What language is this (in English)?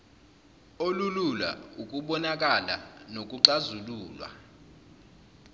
Zulu